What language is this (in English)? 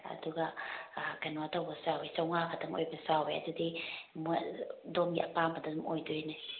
Manipuri